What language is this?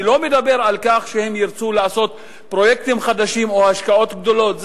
Hebrew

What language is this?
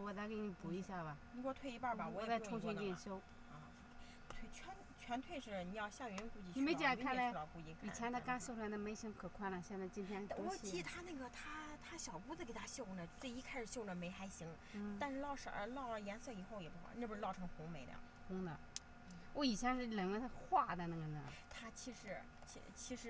Chinese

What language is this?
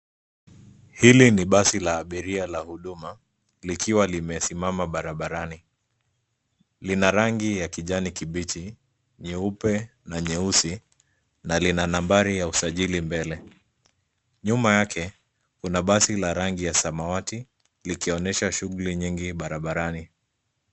Swahili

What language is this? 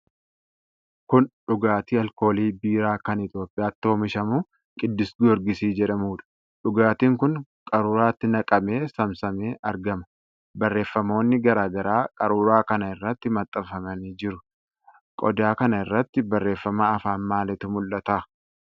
Oromo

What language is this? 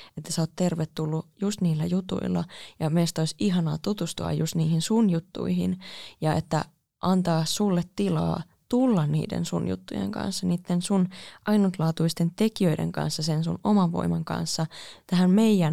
Finnish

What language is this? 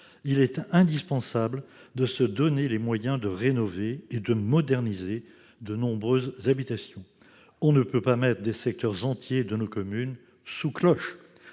French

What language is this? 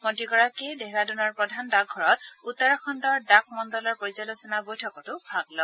Assamese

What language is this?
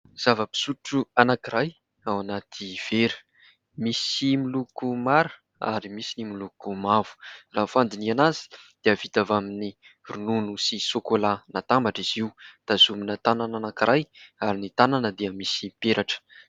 Malagasy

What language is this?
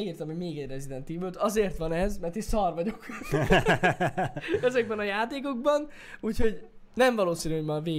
Hungarian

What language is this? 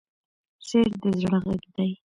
Pashto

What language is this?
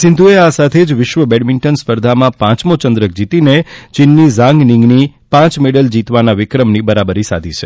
Gujarati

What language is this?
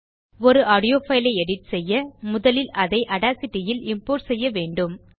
Tamil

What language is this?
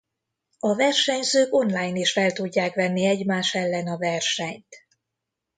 Hungarian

